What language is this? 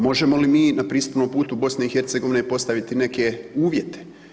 Croatian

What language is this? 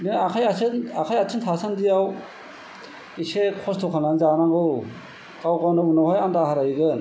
Bodo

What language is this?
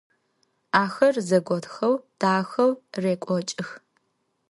Adyghe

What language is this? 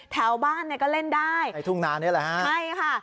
Thai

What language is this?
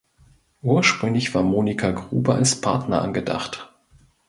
German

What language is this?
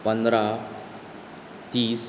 Konkani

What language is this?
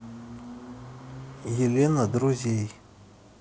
Russian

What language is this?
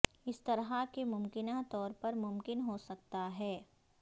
Urdu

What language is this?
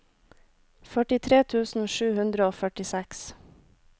Norwegian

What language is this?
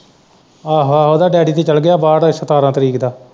Punjabi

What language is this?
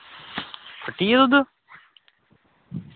Dogri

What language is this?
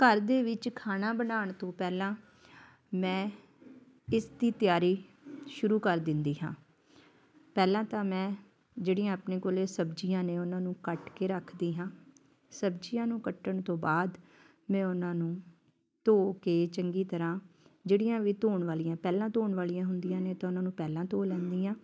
Punjabi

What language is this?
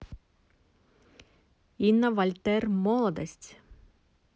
Russian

